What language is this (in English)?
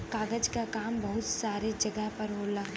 Bhojpuri